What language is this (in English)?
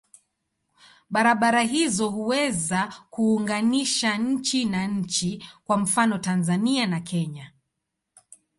Swahili